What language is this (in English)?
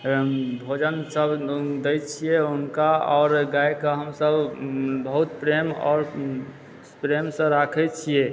Maithili